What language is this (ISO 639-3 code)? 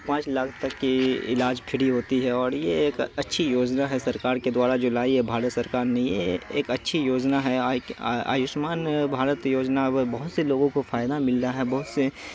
urd